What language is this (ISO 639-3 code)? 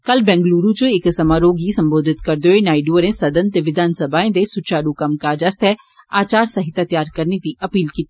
doi